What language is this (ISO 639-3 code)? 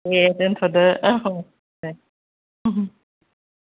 brx